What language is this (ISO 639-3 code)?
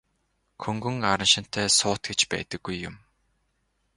mon